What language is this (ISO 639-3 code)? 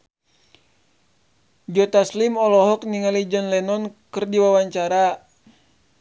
sun